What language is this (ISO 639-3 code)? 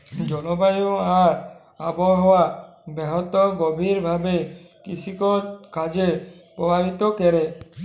ben